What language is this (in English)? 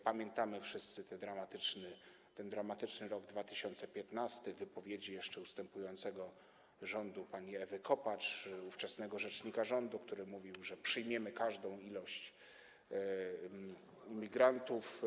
Polish